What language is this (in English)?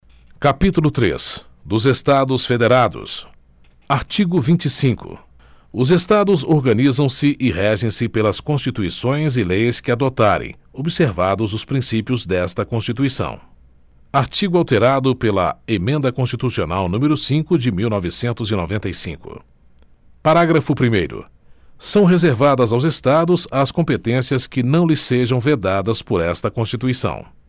Portuguese